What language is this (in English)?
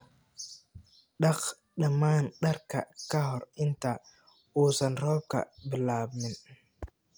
Somali